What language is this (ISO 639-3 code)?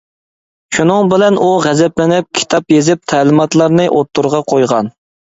uig